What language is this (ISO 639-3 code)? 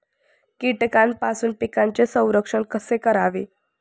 mar